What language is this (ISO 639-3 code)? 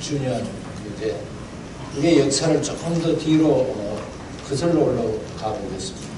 kor